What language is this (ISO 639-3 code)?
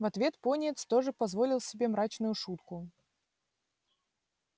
rus